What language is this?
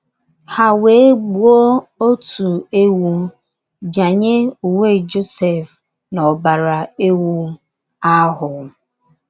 Igbo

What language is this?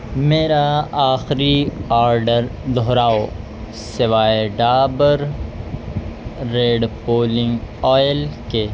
Urdu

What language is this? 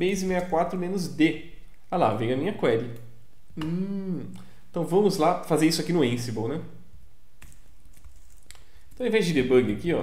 Portuguese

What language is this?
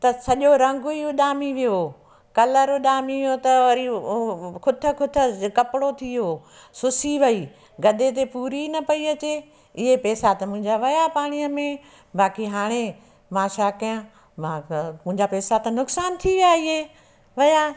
Sindhi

